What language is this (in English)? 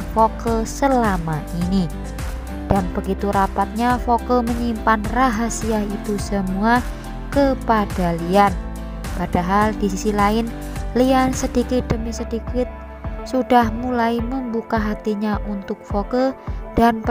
Indonesian